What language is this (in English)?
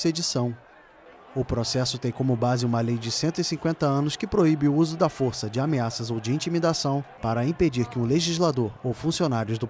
Portuguese